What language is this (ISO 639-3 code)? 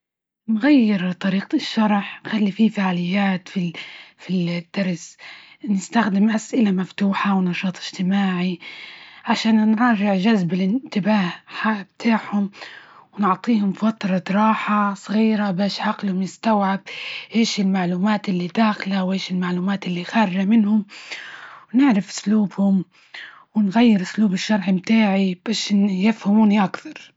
ayl